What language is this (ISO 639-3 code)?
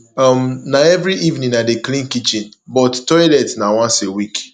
pcm